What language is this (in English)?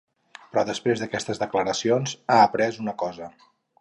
Catalan